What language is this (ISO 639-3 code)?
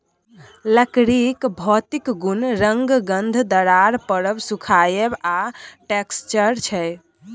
mai